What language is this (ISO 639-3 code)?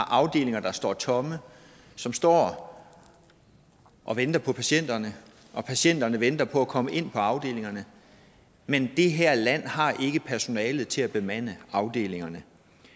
dan